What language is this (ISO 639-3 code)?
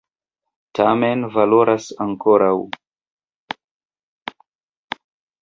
epo